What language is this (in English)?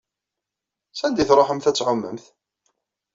Kabyle